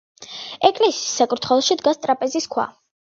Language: Georgian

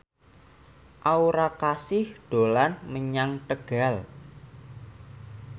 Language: Javanese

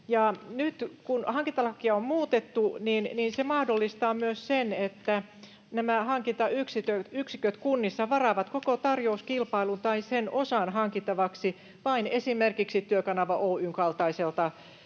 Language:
Finnish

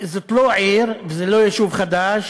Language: Hebrew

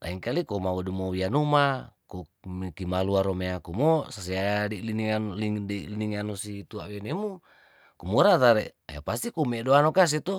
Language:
Tondano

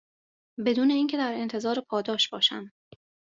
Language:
Persian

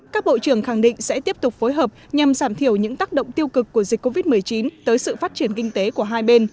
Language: Vietnamese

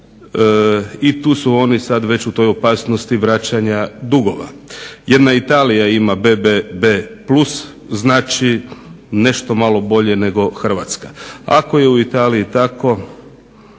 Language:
Croatian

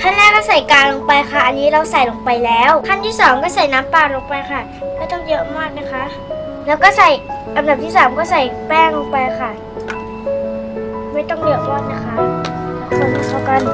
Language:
Thai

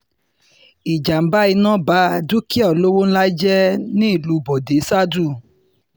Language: Yoruba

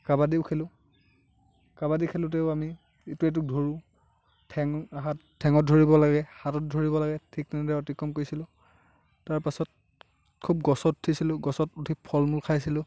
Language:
Assamese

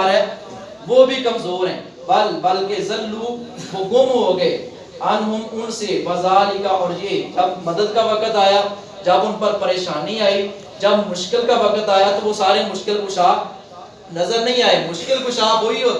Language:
Urdu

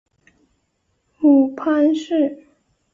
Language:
Chinese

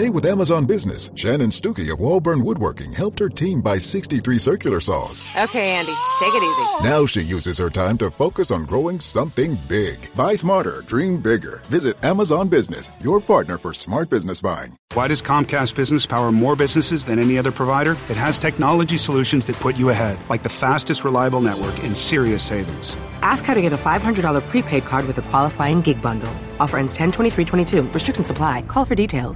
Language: Filipino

